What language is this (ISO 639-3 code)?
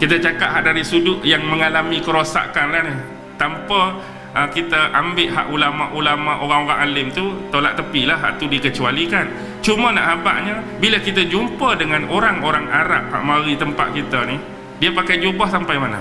msa